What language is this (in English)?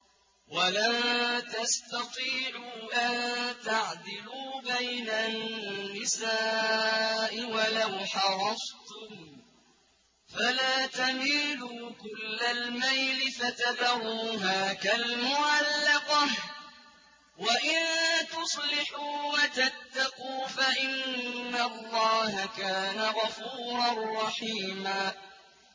Arabic